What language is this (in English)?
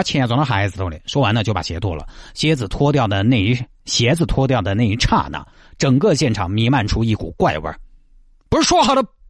Chinese